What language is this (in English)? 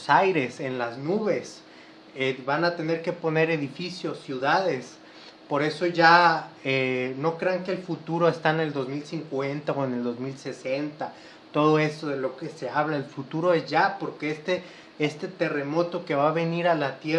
Spanish